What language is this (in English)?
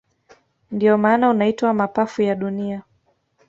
Swahili